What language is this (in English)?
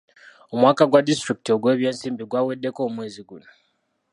Ganda